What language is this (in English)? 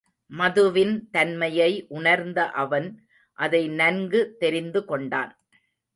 Tamil